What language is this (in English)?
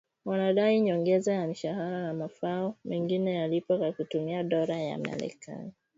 Swahili